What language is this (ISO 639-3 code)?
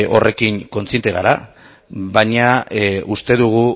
eus